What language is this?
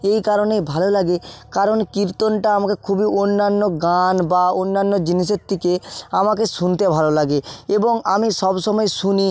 Bangla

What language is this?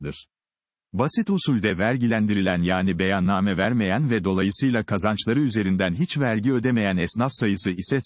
Turkish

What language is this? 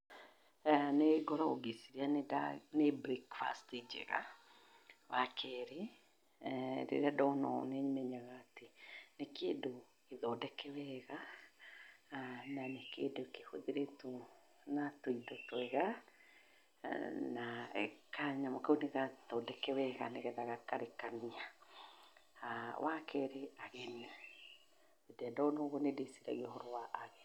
Kikuyu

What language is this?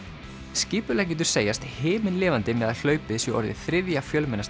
Icelandic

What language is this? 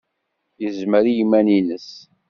Kabyle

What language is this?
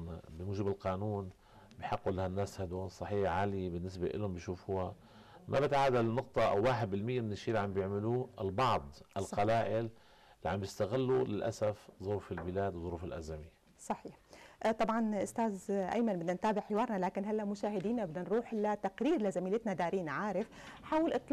Arabic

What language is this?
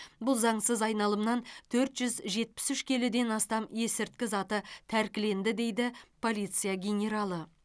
Kazakh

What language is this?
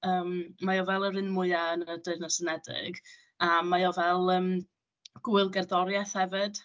Welsh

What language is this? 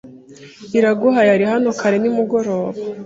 Kinyarwanda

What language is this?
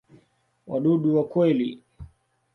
Swahili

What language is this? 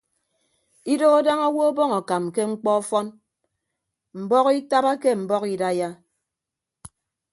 Ibibio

